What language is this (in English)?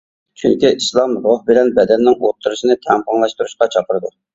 Uyghur